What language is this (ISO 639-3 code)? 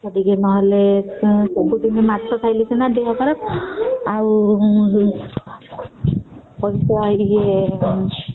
ori